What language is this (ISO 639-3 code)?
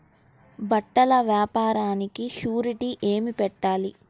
tel